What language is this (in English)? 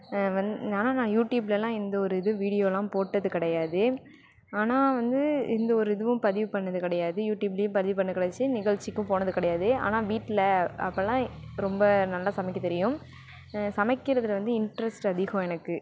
Tamil